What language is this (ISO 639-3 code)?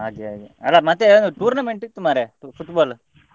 kan